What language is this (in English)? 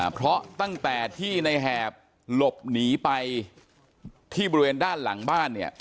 Thai